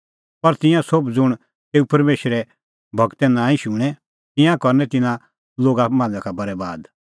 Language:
Kullu Pahari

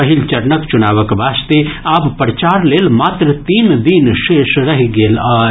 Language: Maithili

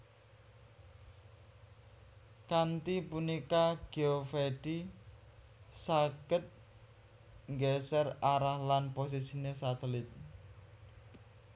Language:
Javanese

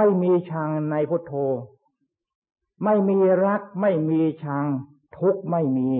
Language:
Thai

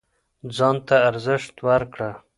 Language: Pashto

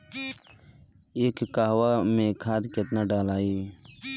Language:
Bhojpuri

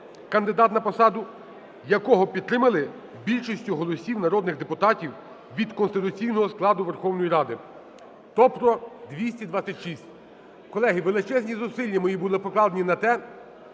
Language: Ukrainian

